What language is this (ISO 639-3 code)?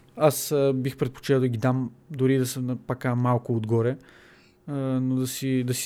bul